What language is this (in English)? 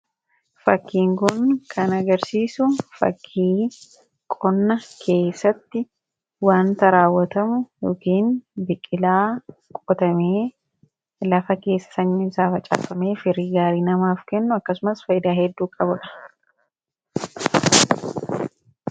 Oromo